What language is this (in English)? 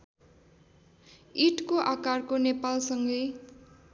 Nepali